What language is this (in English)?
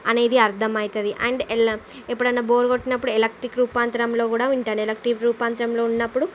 Telugu